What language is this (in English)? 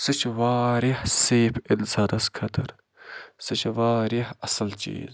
Kashmiri